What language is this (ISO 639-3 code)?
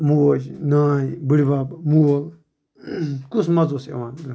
kas